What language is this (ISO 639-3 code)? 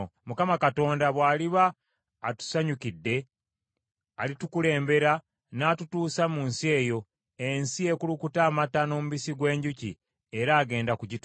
lug